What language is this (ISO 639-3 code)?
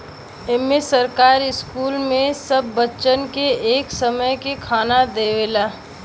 bho